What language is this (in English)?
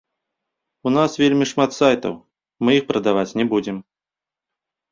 Belarusian